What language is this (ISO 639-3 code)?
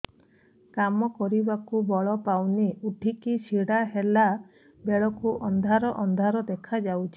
ori